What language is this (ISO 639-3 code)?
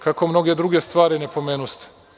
srp